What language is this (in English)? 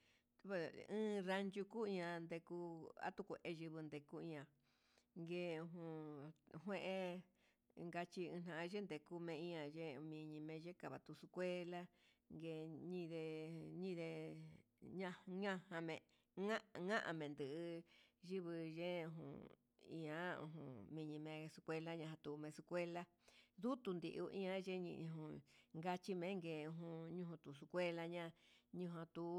Huitepec Mixtec